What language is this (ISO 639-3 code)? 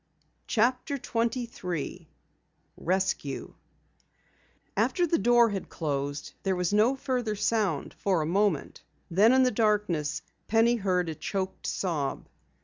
eng